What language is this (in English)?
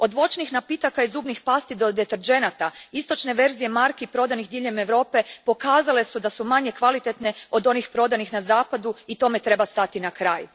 Croatian